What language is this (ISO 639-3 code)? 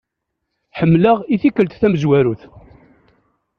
kab